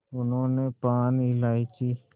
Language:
Hindi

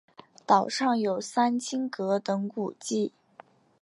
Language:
Chinese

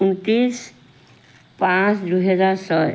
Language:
Assamese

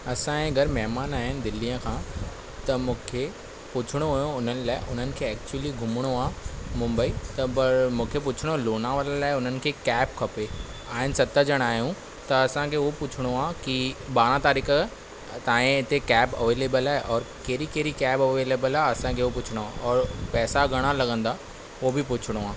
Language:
Sindhi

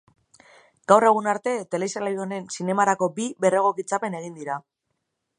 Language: Basque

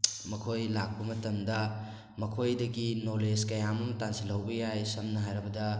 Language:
Manipuri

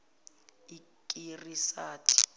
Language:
Zulu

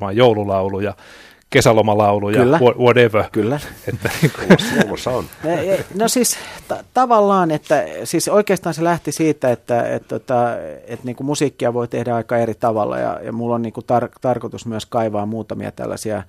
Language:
Finnish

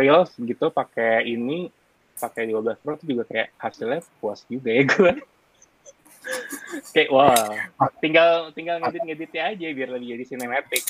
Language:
Indonesian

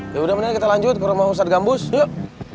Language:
Indonesian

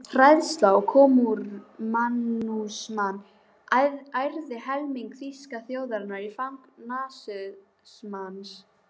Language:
Icelandic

